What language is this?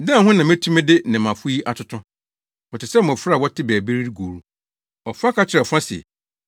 Akan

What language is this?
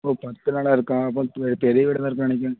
Tamil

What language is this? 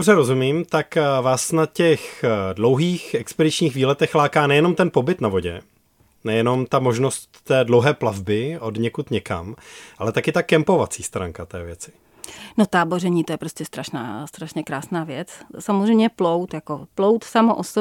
Czech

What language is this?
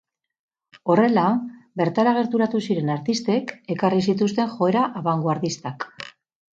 Basque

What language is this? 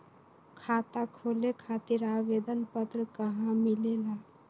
Magahi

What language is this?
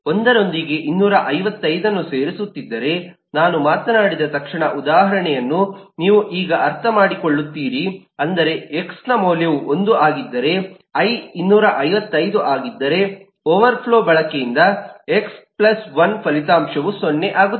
Kannada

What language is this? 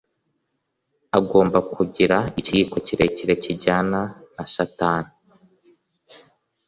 Kinyarwanda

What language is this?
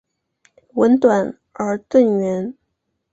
Chinese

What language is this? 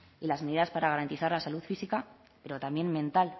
Spanish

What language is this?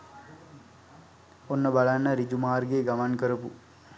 Sinhala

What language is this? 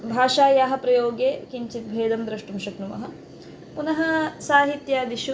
Sanskrit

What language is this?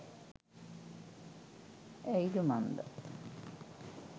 Sinhala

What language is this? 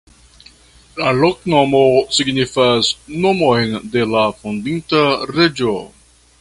Esperanto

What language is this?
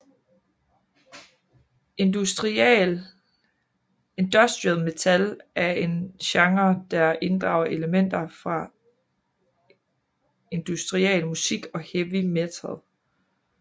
Danish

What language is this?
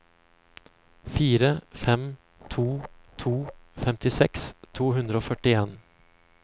Norwegian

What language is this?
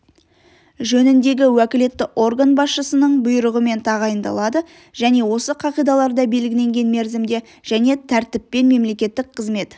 Kazakh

